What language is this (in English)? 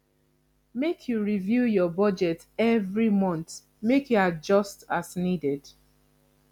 Nigerian Pidgin